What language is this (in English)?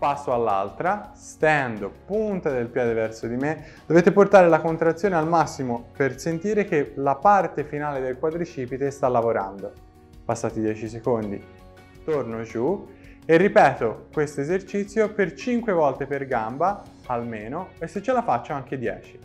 Italian